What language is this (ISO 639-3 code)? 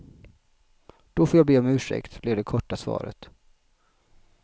swe